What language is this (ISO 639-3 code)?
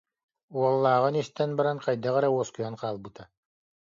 sah